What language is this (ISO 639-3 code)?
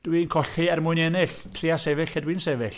cym